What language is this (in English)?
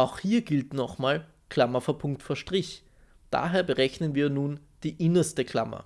German